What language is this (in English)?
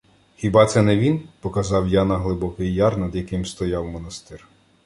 Ukrainian